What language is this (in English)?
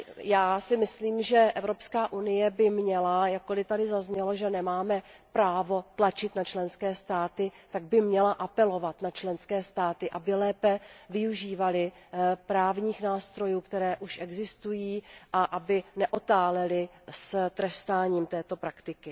Czech